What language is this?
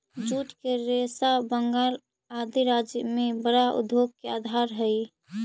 Magahi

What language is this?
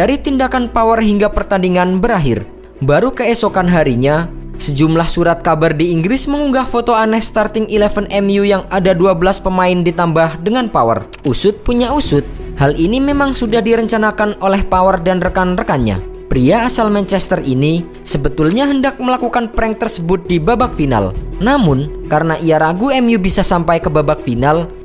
Indonesian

